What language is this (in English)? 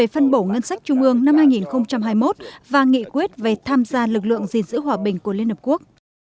Vietnamese